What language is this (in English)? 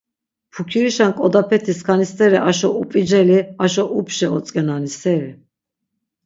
Laz